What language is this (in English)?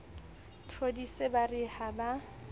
Southern Sotho